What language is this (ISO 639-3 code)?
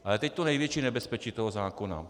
ces